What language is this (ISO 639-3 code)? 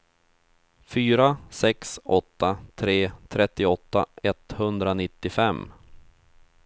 swe